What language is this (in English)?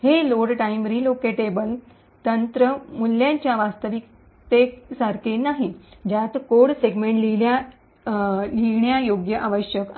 Marathi